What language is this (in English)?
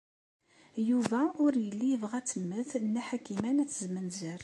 Kabyle